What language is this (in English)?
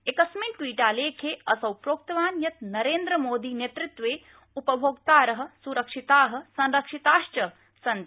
Sanskrit